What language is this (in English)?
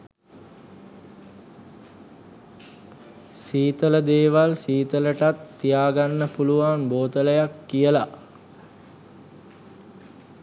Sinhala